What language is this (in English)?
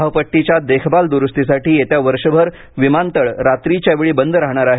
Marathi